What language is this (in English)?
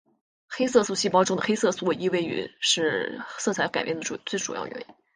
Chinese